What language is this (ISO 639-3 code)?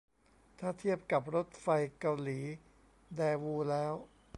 tha